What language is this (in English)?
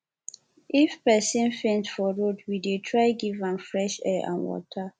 Nigerian Pidgin